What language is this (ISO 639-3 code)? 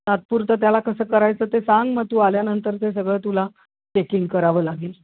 mar